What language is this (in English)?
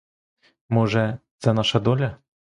Ukrainian